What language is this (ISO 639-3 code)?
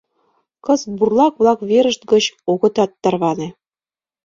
chm